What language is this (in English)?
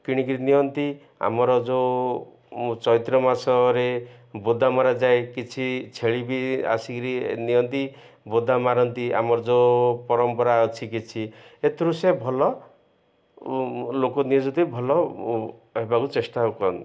Odia